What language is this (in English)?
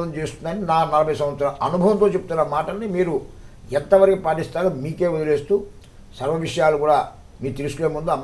Indonesian